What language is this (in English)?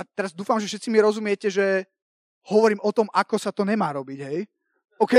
Slovak